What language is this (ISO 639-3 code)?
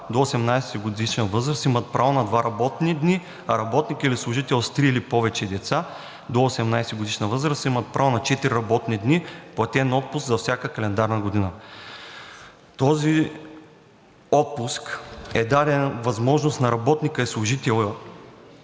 bul